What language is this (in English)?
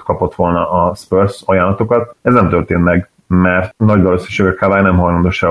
Hungarian